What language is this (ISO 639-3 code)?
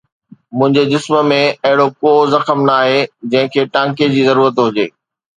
snd